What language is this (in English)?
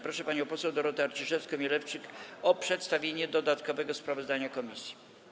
Polish